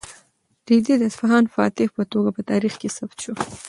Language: Pashto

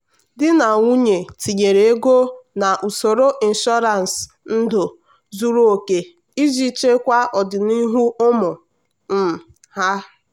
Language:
Igbo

